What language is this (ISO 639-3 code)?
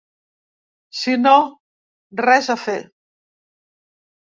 cat